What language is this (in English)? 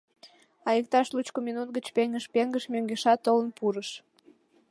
Mari